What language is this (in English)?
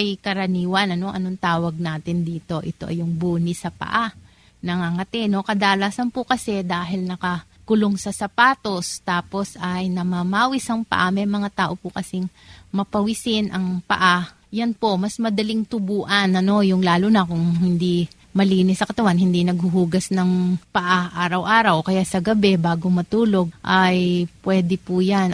Filipino